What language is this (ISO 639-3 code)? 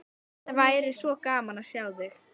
isl